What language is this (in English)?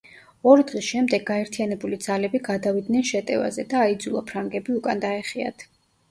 Georgian